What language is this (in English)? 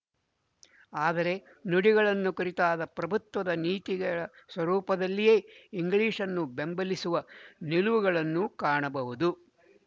Kannada